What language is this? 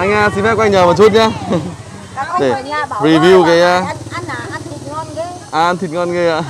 Vietnamese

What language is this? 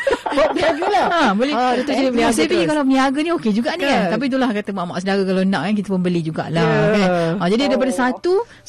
Malay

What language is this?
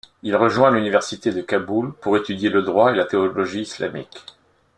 French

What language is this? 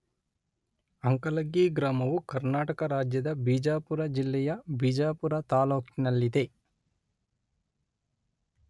Kannada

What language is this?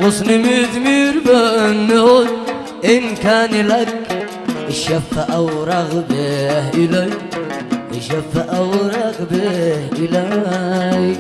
Arabic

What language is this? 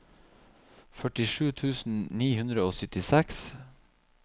Norwegian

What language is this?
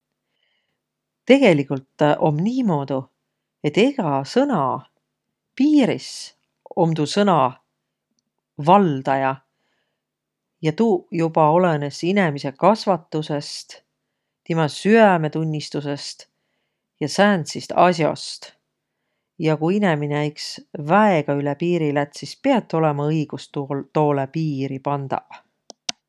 Võro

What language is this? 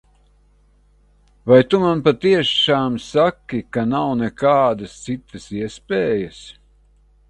Latvian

